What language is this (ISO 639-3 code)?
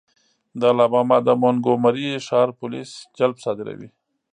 pus